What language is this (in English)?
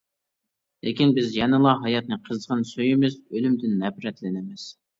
Uyghur